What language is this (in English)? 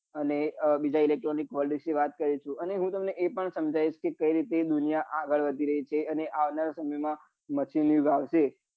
Gujarati